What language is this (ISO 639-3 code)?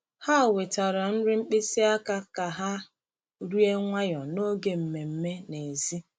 ibo